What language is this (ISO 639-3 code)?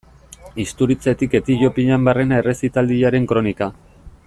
eus